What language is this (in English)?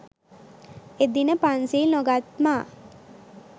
Sinhala